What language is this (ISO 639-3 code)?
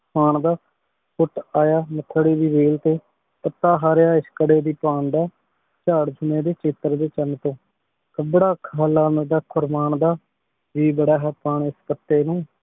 pan